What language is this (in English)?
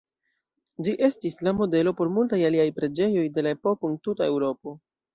Esperanto